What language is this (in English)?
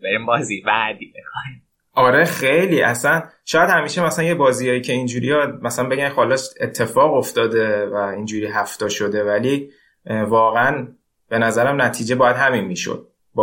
Persian